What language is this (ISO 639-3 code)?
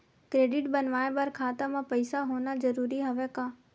hne